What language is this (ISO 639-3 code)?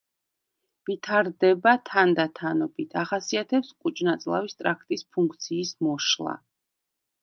kat